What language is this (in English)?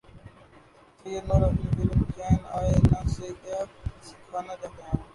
Urdu